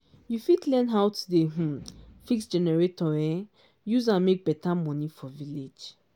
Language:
Nigerian Pidgin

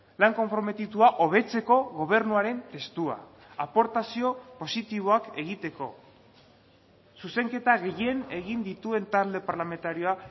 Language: Basque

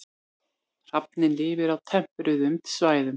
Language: Icelandic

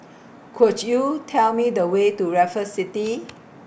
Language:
English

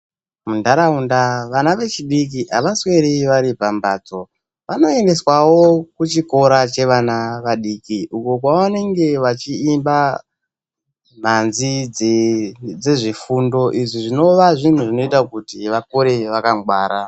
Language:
Ndau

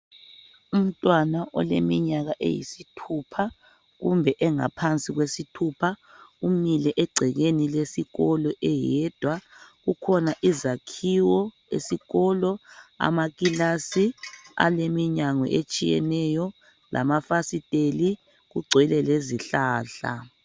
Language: North Ndebele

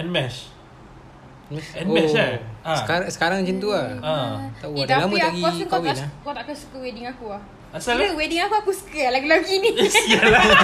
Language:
Malay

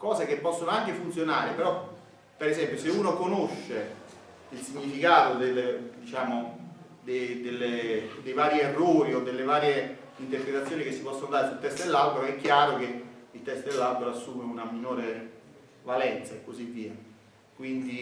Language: Italian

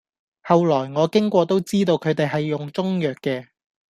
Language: Cantonese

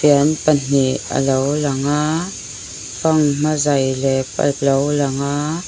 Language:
Mizo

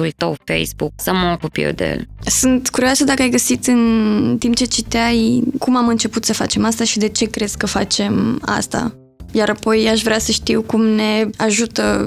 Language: Romanian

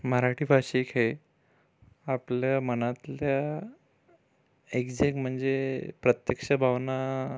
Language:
Marathi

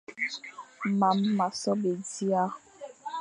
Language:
Fang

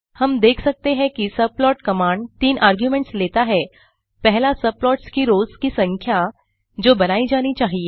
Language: Hindi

